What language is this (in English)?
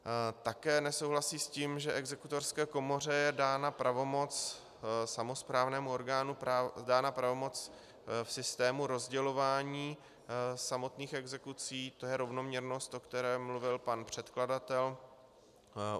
Czech